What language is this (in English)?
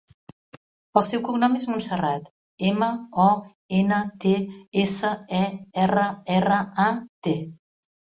Catalan